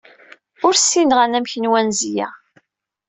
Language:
Kabyle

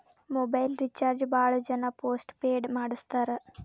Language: Kannada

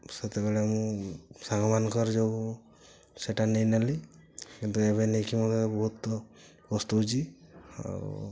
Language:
Odia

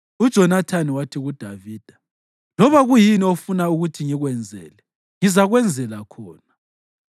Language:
North Ndebele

